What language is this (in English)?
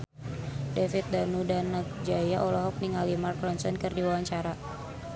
Sundanese